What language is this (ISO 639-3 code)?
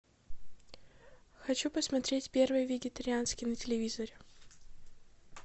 rus